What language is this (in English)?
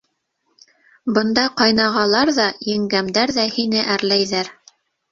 Bashkir